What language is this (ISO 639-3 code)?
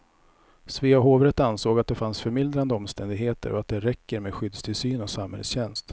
swe